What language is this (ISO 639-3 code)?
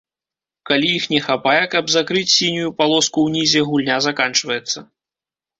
bel